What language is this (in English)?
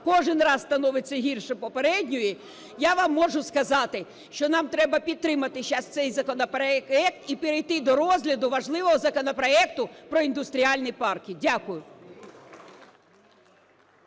Ukrainian